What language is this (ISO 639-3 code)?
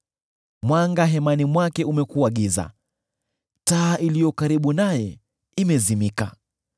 swa